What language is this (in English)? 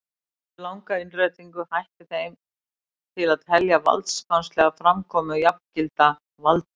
Icelandic